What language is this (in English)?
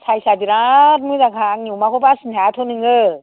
Bodo